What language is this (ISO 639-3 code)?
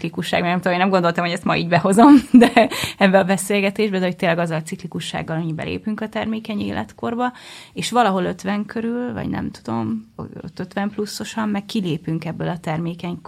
hun